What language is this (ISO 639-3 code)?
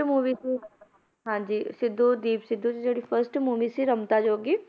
pan